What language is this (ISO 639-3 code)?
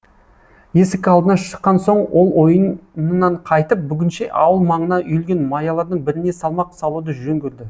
kaz